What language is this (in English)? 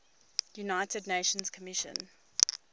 English